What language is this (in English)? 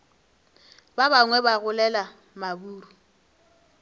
Northern Sotho